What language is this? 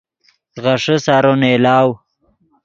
Yidgha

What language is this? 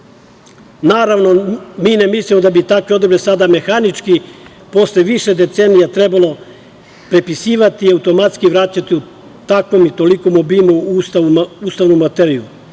Serbian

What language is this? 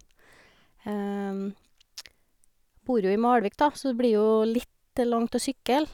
Norwegian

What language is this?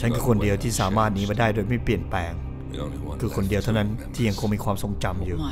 Thai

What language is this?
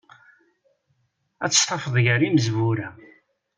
Kabyle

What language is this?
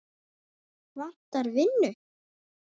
Icelandic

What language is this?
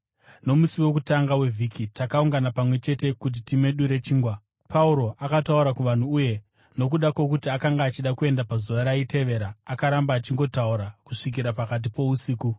Shona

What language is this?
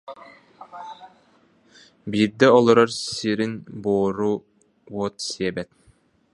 Yakut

